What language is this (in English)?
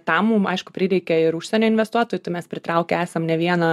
Lithuanian